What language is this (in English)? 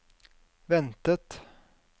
Norwegian